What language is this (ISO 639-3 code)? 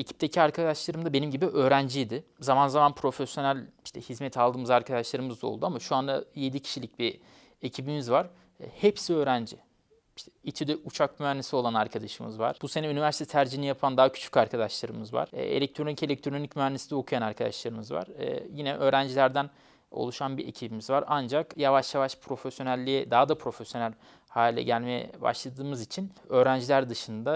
tur